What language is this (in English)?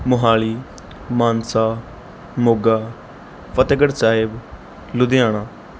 Punjabi